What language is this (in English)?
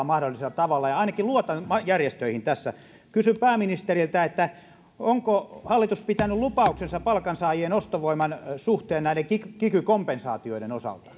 Finnish